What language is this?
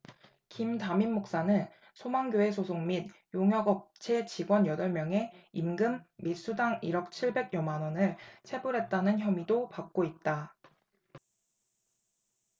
Korean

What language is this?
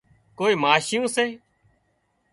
Wadiyara Koli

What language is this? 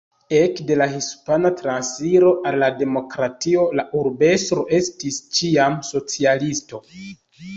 Esperanto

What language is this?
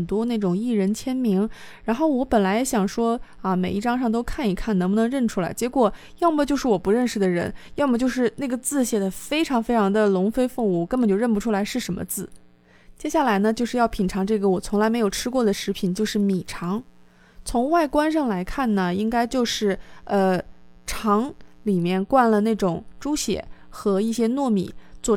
Chinese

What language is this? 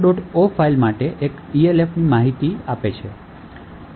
Gujarati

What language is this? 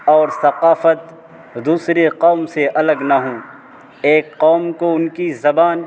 Urdu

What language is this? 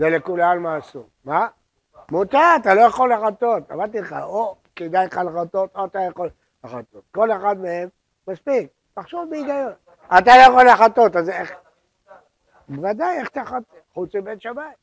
Hebrew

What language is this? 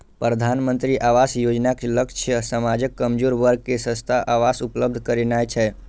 Maithili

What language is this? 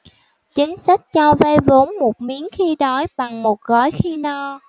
Vietnamese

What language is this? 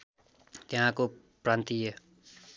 Nepali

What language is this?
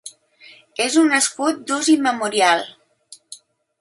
Catalan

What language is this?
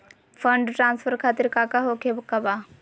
Magahi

